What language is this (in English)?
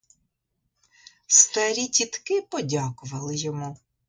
Ukrainian